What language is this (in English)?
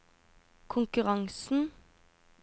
Norwegian